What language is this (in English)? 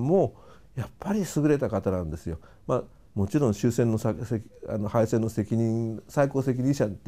Japanese